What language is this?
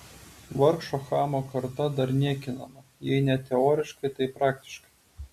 Lithuanian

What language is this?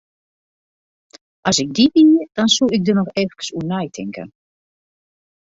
Western Frisian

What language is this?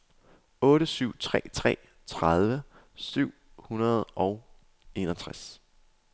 Danish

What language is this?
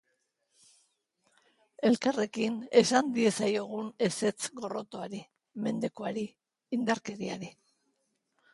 Basque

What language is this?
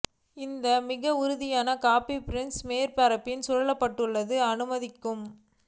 Tamil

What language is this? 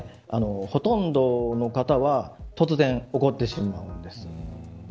Japanese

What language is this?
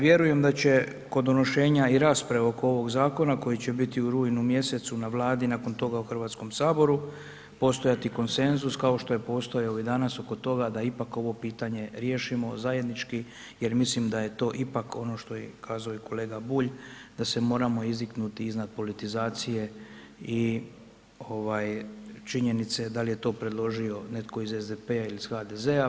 Croatian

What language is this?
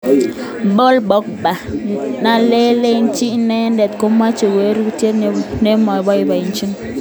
Kalenjin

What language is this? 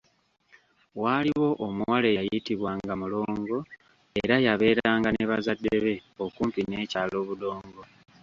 Ganda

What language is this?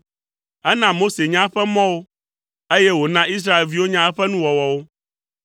Ewe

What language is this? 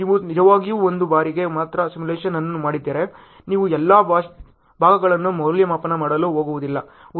Kannada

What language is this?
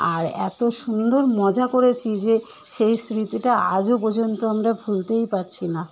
Bangla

